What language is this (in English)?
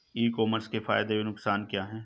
Hindi